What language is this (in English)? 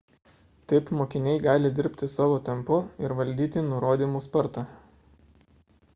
Lithuanian